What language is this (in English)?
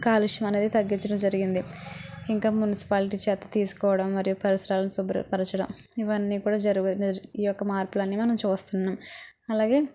Telugu